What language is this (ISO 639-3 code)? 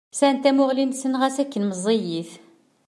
kab